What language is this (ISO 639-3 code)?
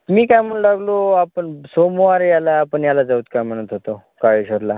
mar